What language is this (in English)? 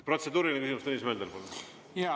Estonian